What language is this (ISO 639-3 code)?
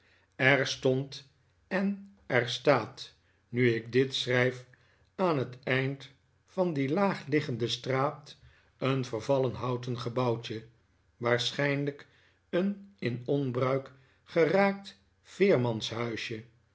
nld